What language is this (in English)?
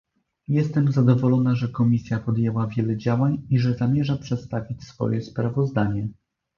Polish